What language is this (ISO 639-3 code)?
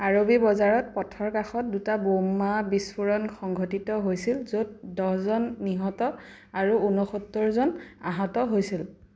asm